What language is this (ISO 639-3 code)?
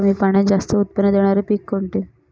mar